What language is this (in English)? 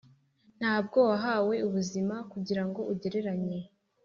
Kinyarwanda